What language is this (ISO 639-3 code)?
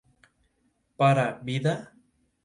spa